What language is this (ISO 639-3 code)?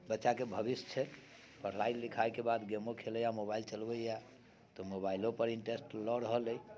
mai